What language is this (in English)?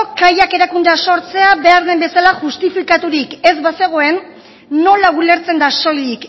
Basque